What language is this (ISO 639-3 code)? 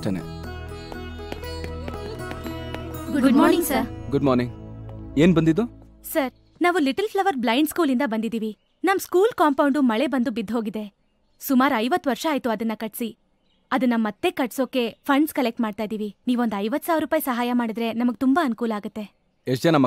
ind